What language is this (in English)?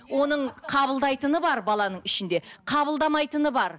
Kazakh